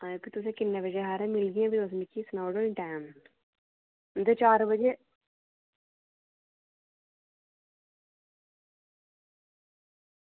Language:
Dogri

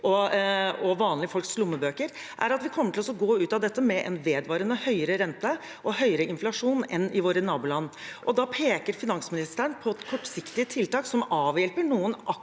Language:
Norwegian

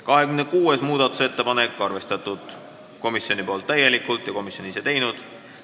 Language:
Estonian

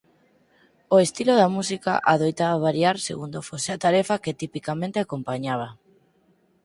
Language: Galician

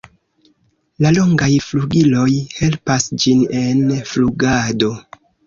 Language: Esperanto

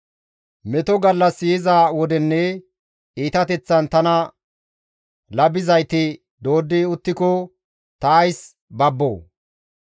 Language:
Gamo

